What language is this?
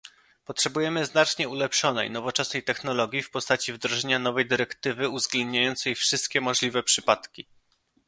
Polish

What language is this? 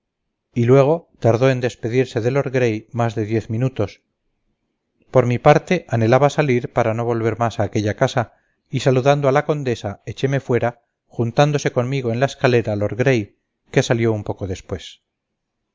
Spanish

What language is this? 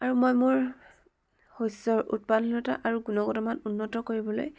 Assamese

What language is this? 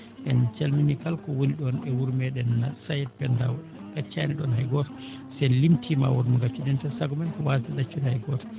Fula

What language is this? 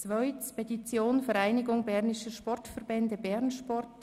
Swiss German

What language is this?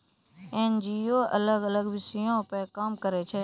Maithili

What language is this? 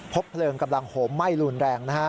Thai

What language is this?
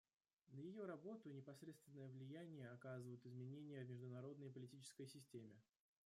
Russian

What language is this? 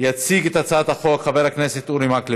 Hebrew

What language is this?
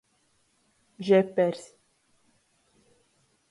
Latgalian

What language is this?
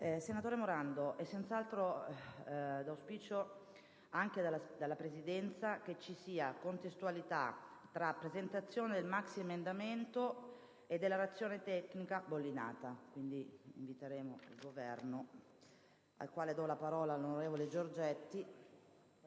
Italian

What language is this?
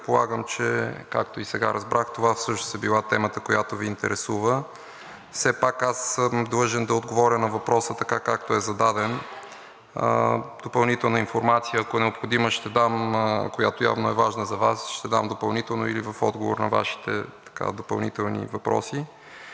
Bulgarian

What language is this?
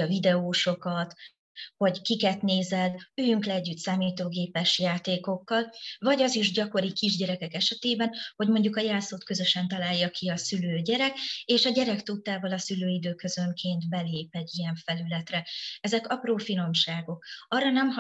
Hungarian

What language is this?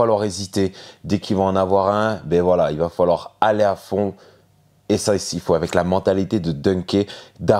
French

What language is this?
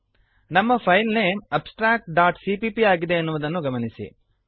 Kannada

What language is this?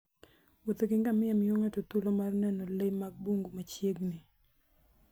Luo (Kenya and Tanzania)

